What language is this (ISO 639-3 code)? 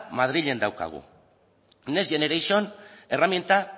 eus